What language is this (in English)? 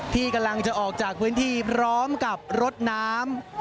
Thai